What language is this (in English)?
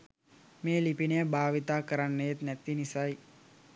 Sinhala